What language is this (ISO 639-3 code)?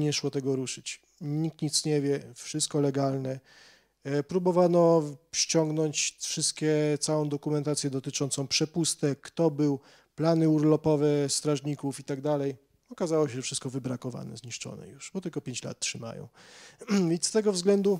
pol